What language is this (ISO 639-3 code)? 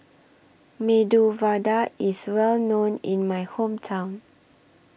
eng